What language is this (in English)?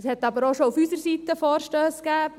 Swiss German